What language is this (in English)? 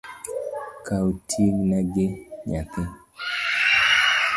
Luo (Kenya and Tanzania)